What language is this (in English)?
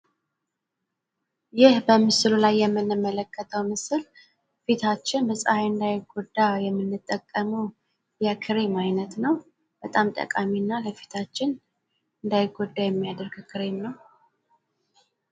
Amharic